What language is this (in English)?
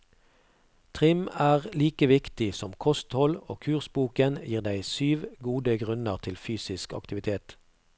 Norwegian